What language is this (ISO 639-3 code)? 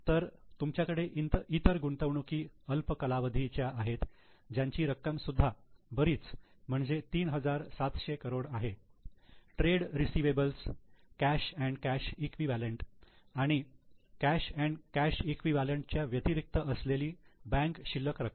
mar